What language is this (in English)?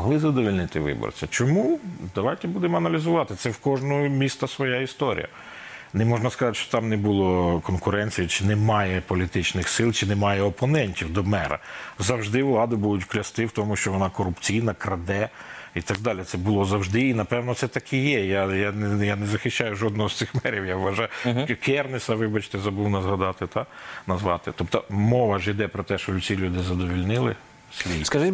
Ukrainian